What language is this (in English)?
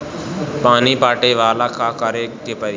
Bhojpuri